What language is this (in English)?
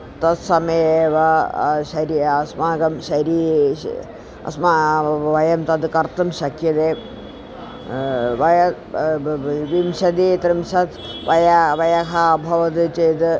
Sanskrit